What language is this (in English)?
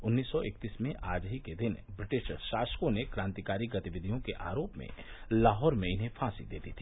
Hindi